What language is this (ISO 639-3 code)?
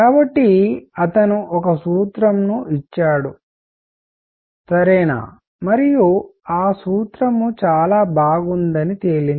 tel